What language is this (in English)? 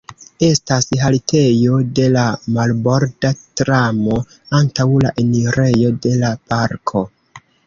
Esperanto